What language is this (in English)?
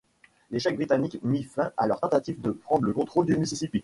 French